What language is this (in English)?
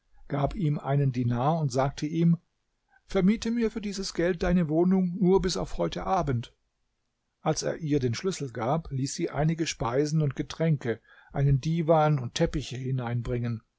German